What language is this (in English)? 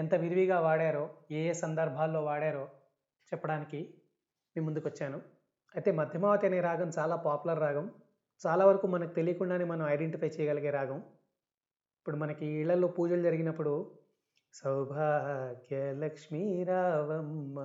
Telugu